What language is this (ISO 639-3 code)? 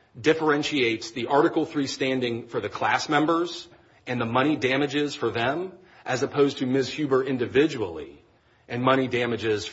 eng